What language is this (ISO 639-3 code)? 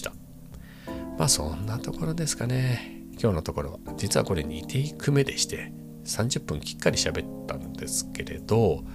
jpn